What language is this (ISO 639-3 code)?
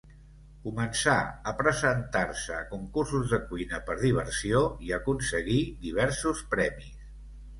cat